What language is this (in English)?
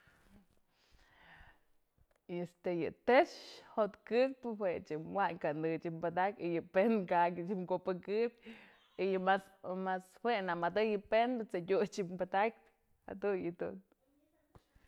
Mazatlán Mixe